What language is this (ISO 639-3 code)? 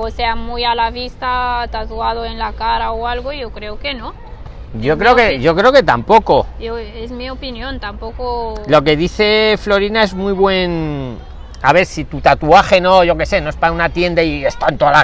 spa